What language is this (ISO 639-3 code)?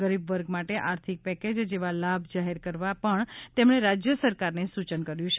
guj